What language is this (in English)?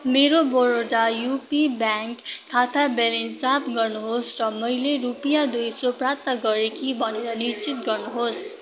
Nepali